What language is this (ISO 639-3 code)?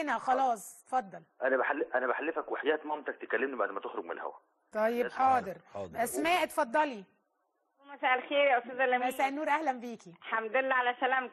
ara